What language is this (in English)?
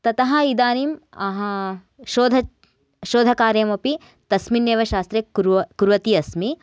Sanskrit